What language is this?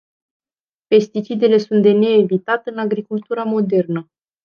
Romanian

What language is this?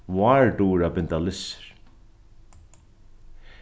Faroese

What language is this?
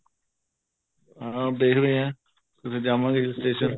Punjabi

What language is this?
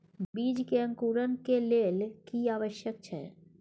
Maithili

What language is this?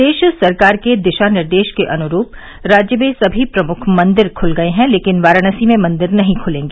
Hindi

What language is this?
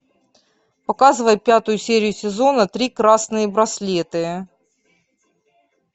Russian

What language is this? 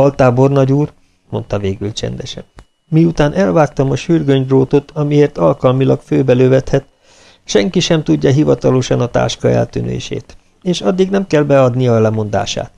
Hungarian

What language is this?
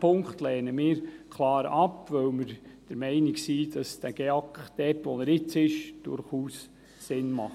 Swiss German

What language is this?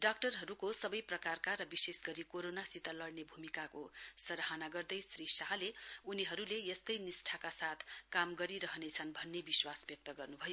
Nepali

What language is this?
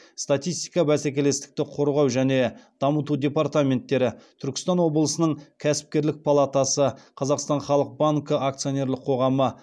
Kazakh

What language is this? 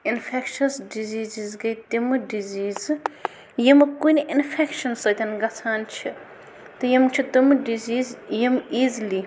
Kashmiri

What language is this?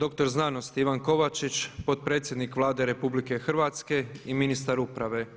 Croatian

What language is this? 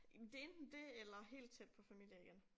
Danish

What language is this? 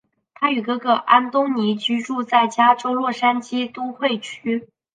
Chinese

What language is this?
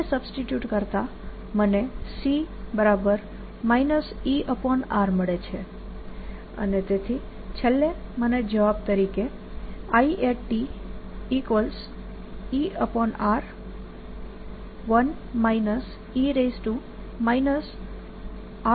Gujarati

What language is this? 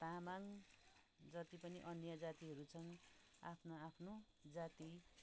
Nepali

